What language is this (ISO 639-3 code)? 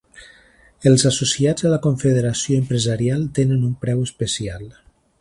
cat